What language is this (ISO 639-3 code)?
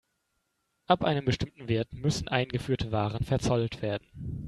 deu